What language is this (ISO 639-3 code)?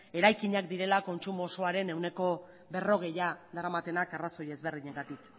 eus